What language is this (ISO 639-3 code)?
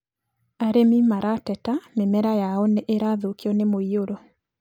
kik